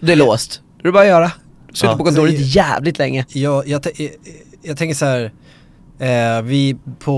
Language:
Swedish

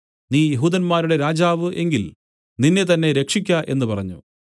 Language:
Malayalam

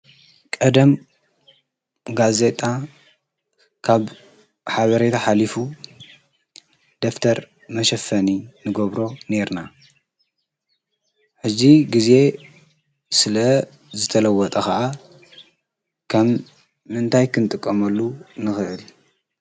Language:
Tigrinya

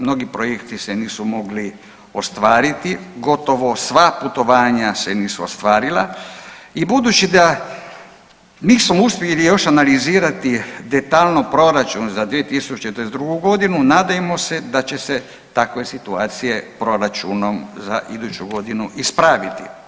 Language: Croatian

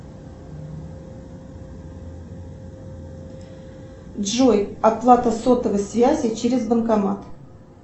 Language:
Russian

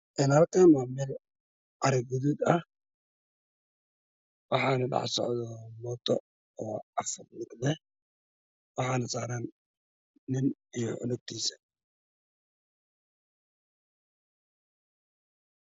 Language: Somali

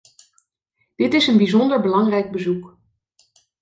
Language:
Dutch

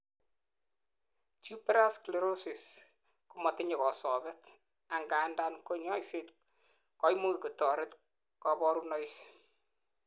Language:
Kalenjin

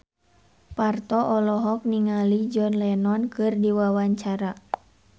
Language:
Sundanese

